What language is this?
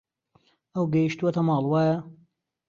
Central Kurdish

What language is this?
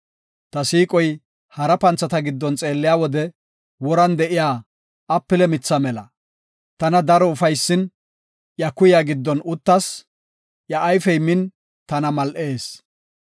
Gofa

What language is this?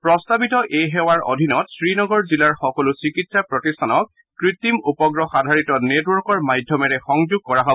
Assamese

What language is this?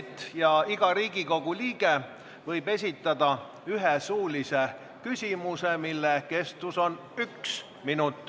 Estonian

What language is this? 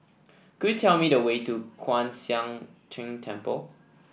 English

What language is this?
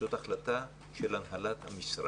Hebrew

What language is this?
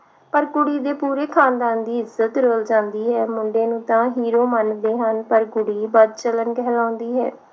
Punjabi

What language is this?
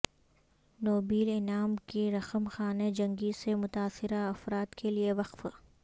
Urdu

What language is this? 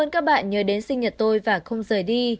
Vietnamese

